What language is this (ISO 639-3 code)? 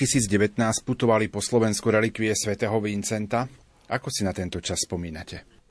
slk